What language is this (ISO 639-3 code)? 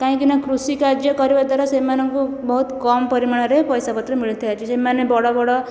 ori